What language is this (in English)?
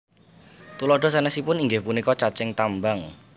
Javanese